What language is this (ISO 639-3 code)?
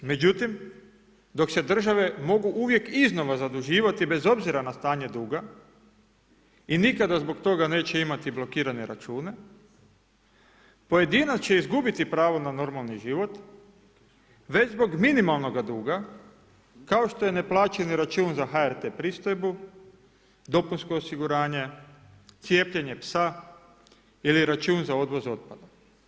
hrv